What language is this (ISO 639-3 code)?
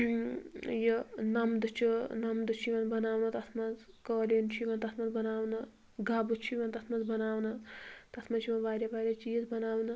kas